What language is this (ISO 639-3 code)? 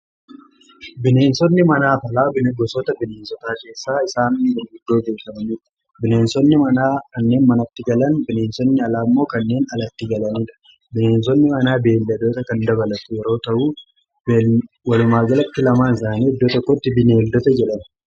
orm